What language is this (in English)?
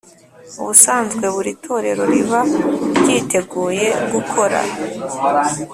Kinyarwanda